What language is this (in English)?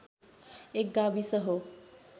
Nepali